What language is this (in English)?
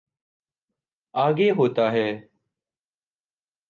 Urdu